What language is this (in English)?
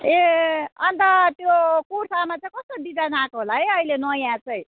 Nepali